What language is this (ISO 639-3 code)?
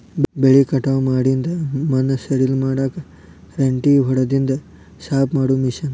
kan